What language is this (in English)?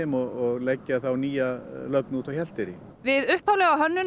Icelandic